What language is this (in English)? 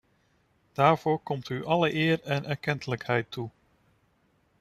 Dutch